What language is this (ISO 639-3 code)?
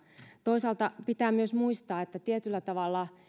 fin